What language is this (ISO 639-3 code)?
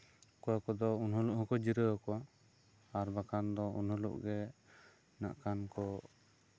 sat